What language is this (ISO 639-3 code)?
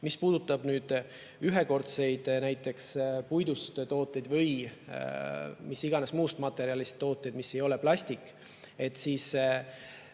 est